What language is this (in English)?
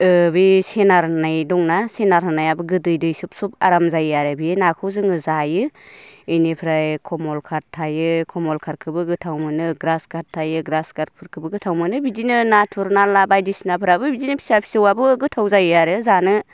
Bodo